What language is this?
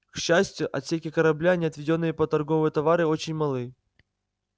Russian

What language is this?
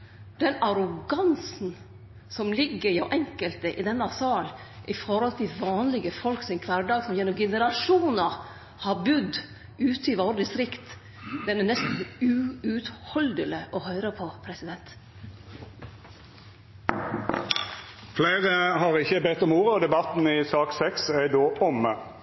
Norwegian Nynorsk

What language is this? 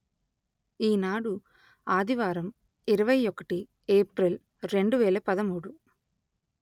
Telugu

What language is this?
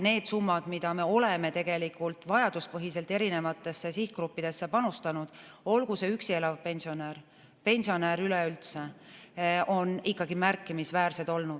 Estonian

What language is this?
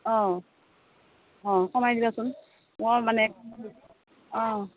Assamese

